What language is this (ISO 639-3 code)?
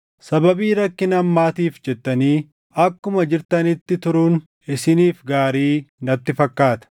orm